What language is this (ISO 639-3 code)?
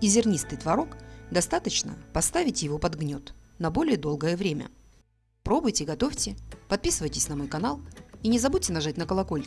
rus